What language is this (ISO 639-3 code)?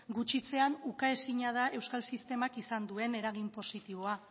eus